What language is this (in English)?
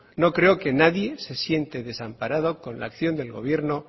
Spanish